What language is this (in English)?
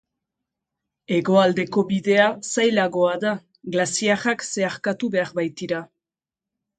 Basque